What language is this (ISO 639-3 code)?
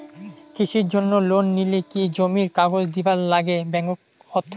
ben